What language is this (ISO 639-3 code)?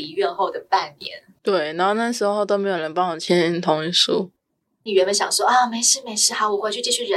zho